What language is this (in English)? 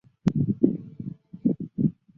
Chinese